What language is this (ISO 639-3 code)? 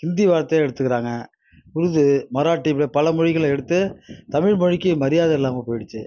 tam